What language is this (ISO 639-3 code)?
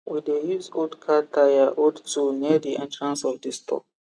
pcm